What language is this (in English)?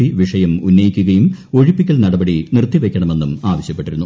Malayalam